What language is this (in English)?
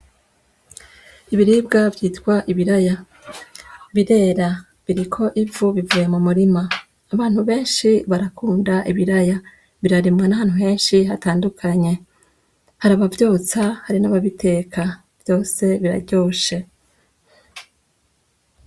Rundi